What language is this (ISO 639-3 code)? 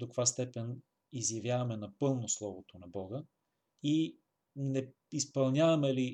bul